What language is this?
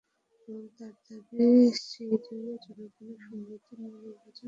Bangla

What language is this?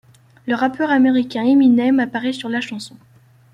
French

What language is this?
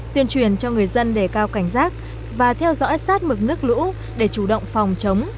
Vietnamese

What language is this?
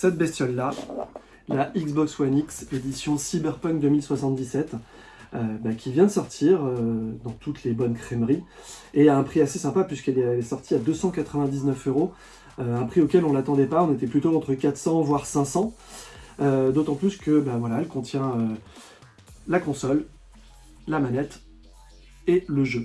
French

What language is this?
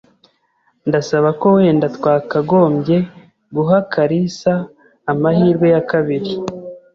Kinyarwanda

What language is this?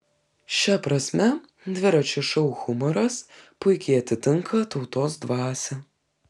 Lithuanian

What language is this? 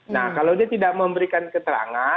Indonesian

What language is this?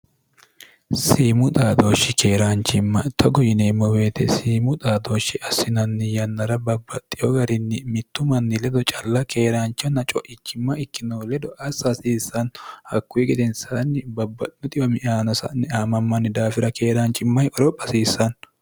Sidamo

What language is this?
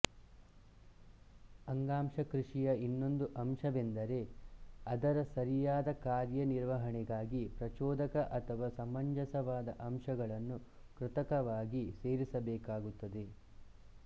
Kannada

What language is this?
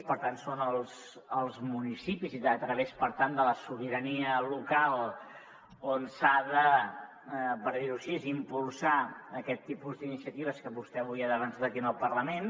Catalan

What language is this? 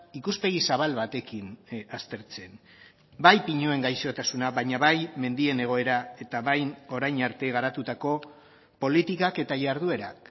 Basque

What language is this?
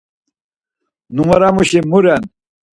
Laz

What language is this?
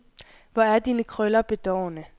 Danish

